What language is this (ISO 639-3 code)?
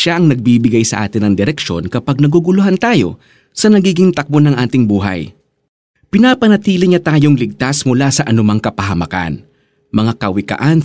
fil